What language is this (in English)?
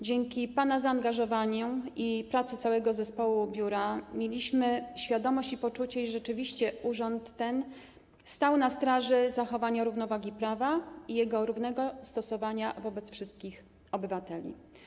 Polish